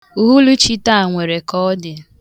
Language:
Igbo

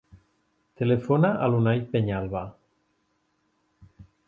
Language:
Catalan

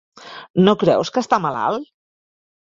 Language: Catalan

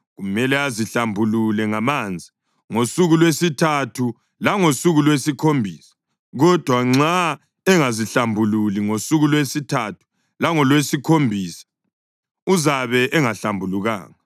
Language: North Ndebele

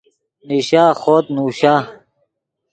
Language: Yidgha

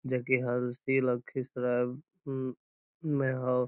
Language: Magahi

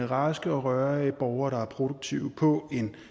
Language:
Danish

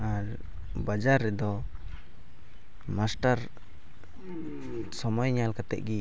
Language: Santali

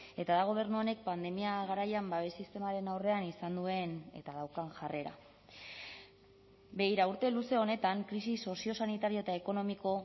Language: Basque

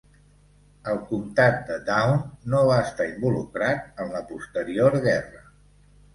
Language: Catalan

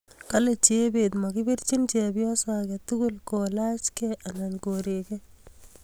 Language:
Kalenjin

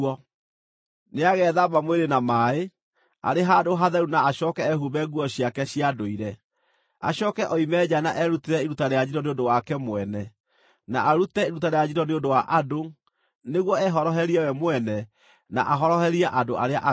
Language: Kikuyu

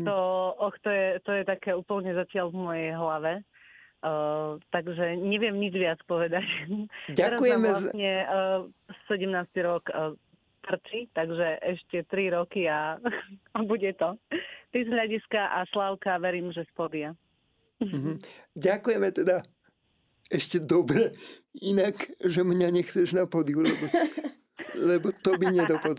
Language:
Slovak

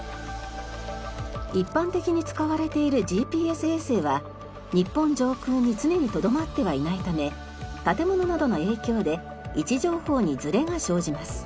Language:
Japanese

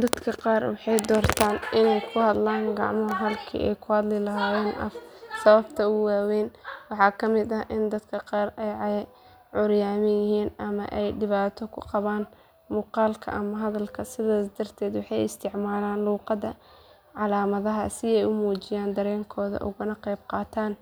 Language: Somali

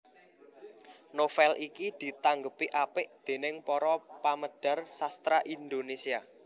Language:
Javanese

